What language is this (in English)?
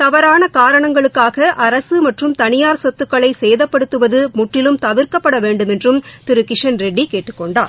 Tamil